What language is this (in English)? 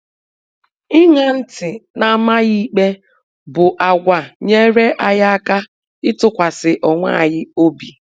Igbo